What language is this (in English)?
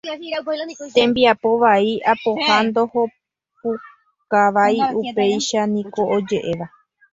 Guarani